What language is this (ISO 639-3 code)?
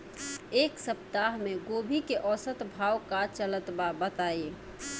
bho